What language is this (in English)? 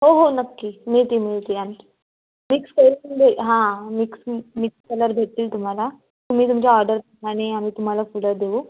Marathi